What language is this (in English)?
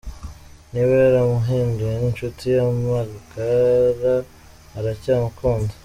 Kinyarwanda